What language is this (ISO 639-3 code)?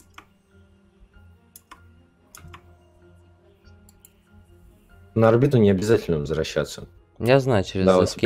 rus